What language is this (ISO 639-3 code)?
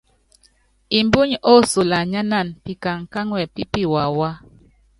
yav